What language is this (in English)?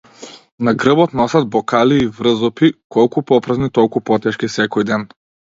Macedonian